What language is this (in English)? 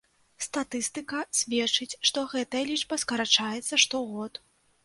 Belarusian